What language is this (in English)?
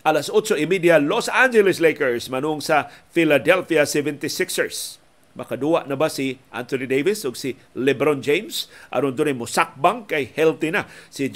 Filipino